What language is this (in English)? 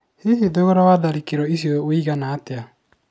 Kikuyu